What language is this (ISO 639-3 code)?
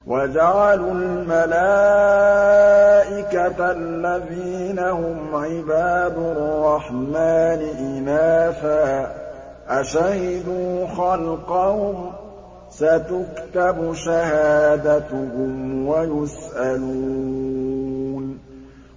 ara